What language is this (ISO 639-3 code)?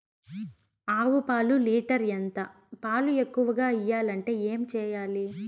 tel